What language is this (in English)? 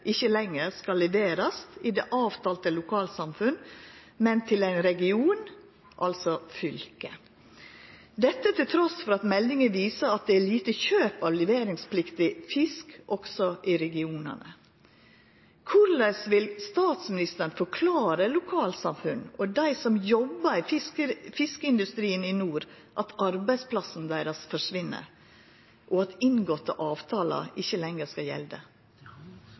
Norwegian Nynorsk